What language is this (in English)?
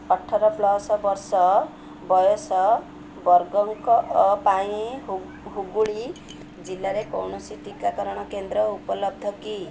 Odia